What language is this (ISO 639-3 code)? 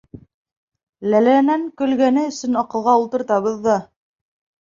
bak